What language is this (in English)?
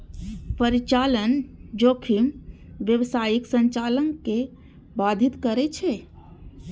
Maithili